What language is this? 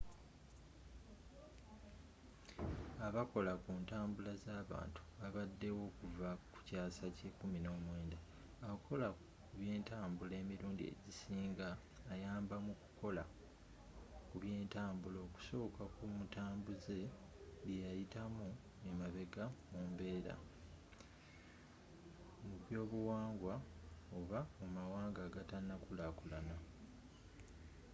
Ganda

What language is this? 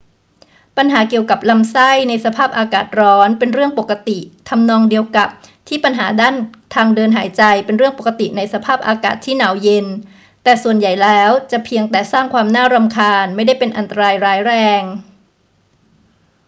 Thai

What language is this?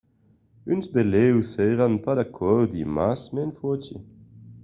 Occitan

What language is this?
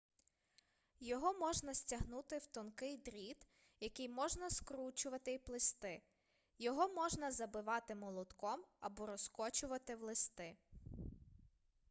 Ukrainian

